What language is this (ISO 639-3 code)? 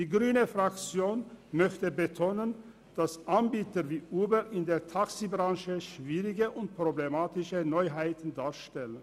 gsw